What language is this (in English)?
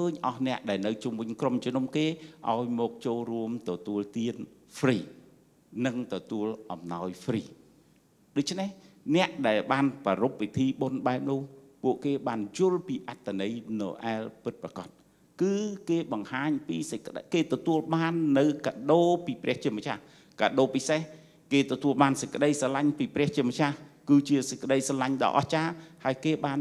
Thai